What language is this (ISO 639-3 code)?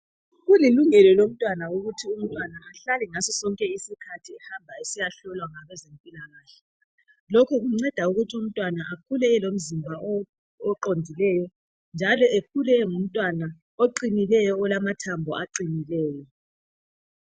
nde